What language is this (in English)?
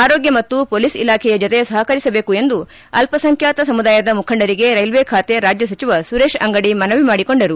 Kannada